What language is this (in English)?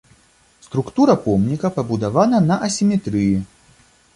Belarusian